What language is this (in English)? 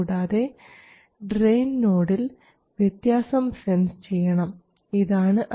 Malayalam